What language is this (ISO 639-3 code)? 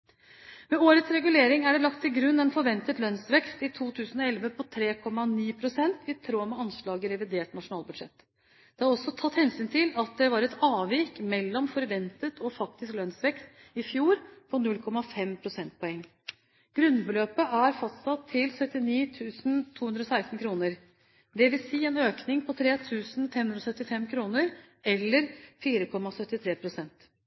nob